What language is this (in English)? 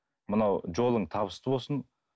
Kazakh